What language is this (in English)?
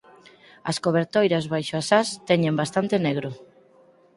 Galician